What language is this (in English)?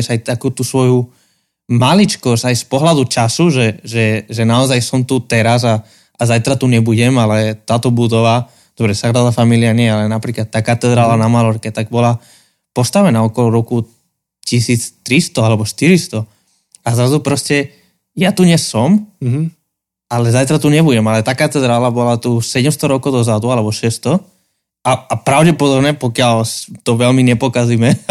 Slovak